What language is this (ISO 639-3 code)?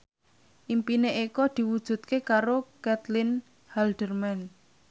jav